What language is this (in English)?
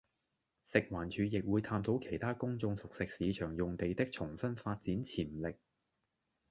Cantonese